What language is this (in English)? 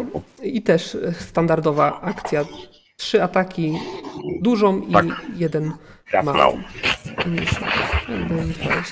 Polish